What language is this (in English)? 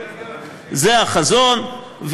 Hebrew